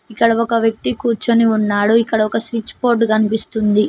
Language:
Telugu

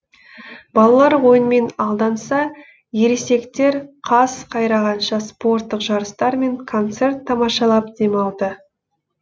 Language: Kazakh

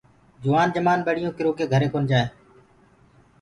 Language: Gurgula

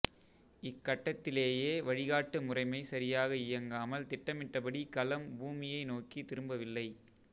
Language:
Tamil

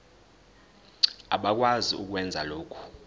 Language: Zulu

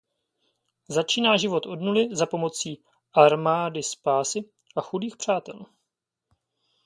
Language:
Czech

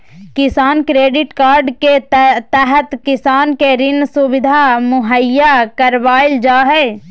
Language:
Magahi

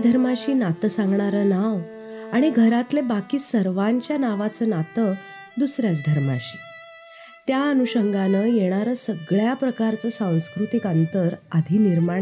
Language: Marathi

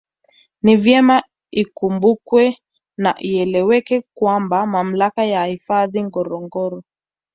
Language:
Swahili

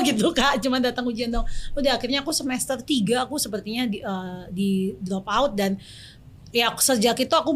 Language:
Indonesian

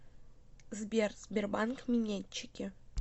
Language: Russian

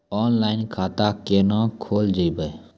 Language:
Maithili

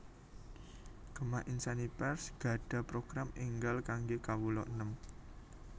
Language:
Javanese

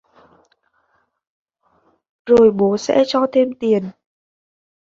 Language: Vietnamese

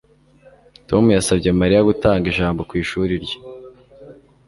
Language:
Kinyarwanda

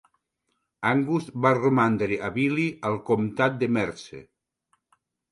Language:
Catalan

